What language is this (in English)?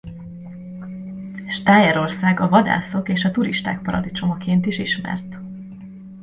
Hungarian